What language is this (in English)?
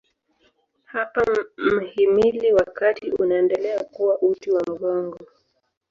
Swahili